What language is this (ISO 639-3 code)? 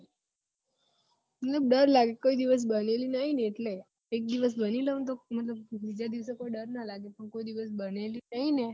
guj